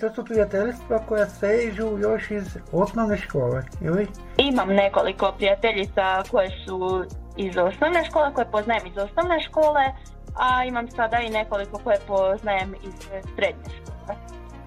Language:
Croatian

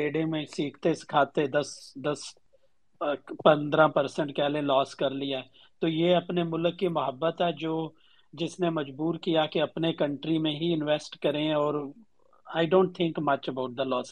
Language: Urdu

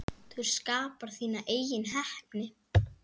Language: Icelandic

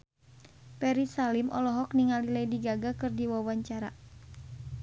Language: Sundanese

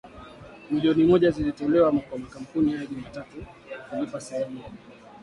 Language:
Swahili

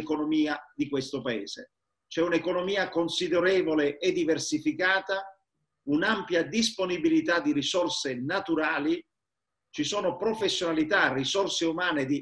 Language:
Italian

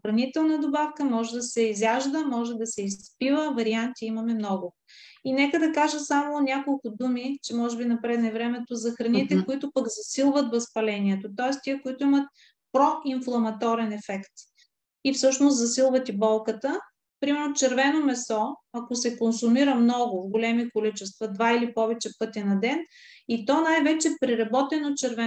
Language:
Bulgarian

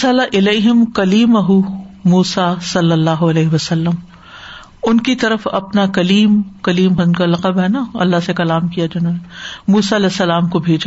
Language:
Urdu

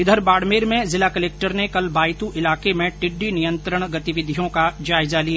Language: Hindi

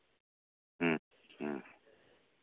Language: Santali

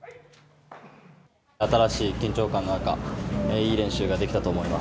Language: Japanese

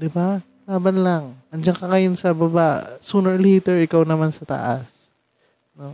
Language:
Filipino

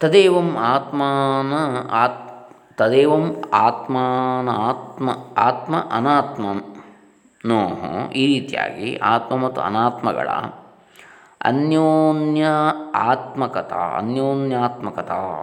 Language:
Kannada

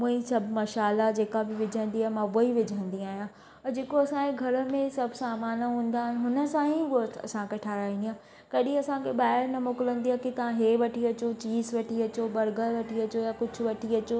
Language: Sindhi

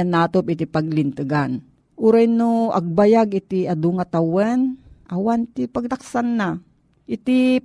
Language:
Filipino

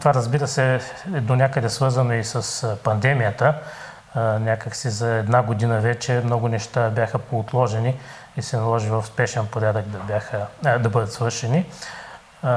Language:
Bulgarian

